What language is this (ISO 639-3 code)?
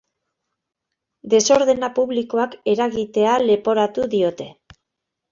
eus